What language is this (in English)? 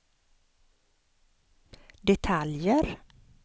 Swedish